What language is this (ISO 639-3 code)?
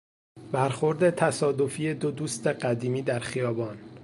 fas